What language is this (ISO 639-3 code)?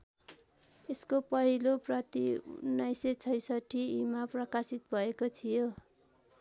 nep